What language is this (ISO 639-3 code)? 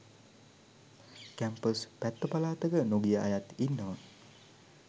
sin